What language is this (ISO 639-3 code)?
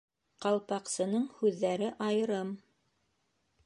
bak